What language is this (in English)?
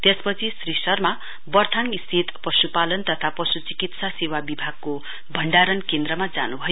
Nepali